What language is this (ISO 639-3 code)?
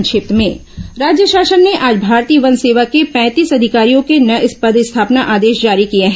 hin